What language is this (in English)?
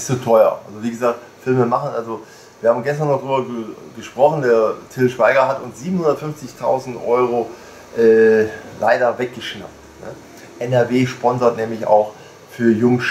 German